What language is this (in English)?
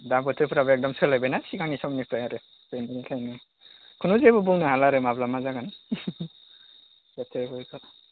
Bodo